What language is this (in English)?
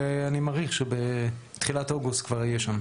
Hebrew